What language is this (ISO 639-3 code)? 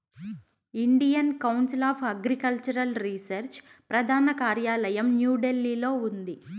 tel